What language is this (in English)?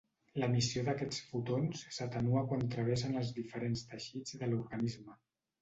Catalan